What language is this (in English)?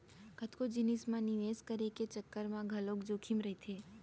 Chhattisgarhi